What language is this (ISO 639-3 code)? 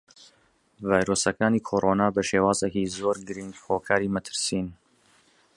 ckb